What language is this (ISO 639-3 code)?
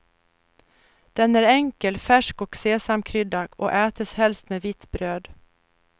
swe